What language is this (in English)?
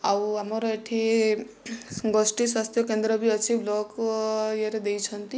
Odia